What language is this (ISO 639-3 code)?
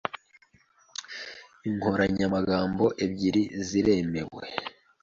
kin